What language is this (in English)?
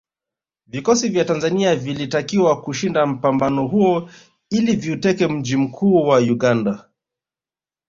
Swahili